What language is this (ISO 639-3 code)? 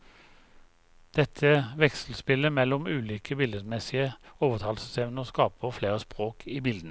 nor